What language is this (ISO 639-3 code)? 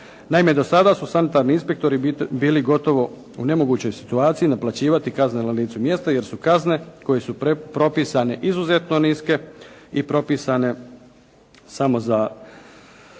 hrv